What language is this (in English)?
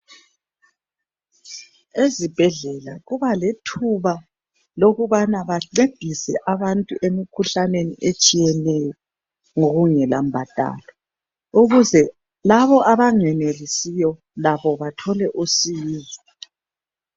North Ndebele